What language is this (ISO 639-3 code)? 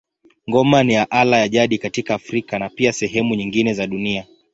swa